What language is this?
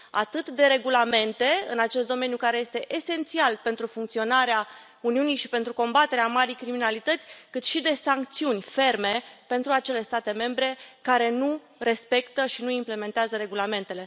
Romanian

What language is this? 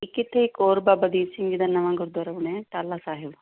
Punjabi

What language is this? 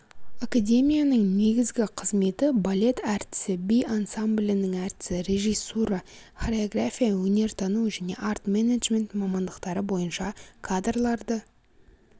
Kazakh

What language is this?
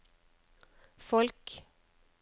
Norwegian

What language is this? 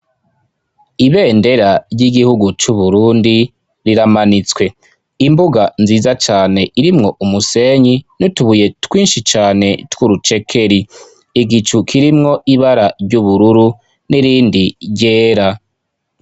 Rundi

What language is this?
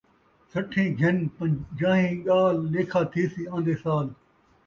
Saraiki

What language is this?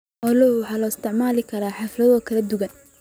Somali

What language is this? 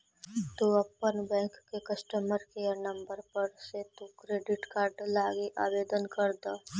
Magahi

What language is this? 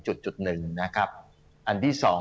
Thai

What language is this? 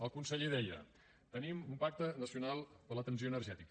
Catalan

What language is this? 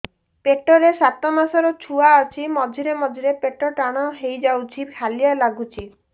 Odia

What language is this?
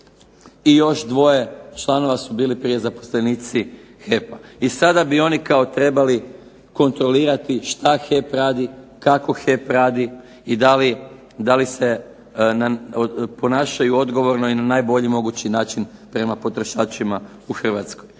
Croatian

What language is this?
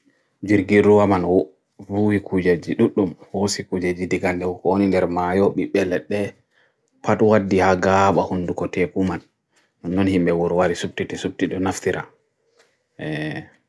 Bagirmi Fulfulde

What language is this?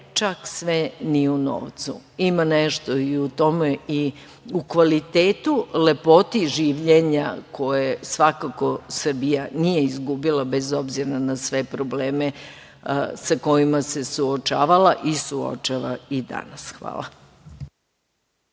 Serbian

